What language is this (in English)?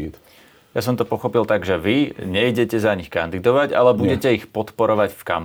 Slovak